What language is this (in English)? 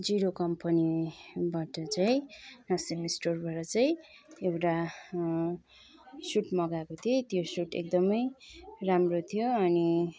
Nepali